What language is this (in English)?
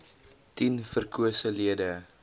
Afrikaans